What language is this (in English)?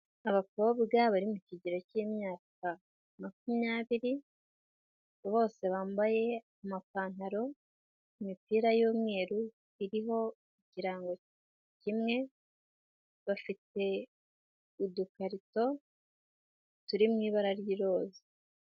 Kinyarwanda